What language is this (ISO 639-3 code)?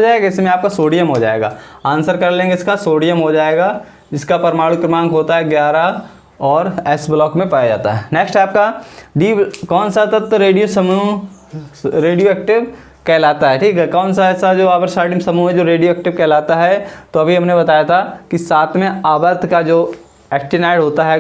hin